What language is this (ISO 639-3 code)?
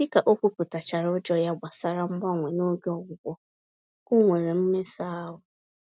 ibo